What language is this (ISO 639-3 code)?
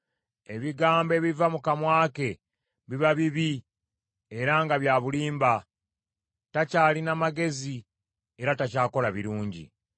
lug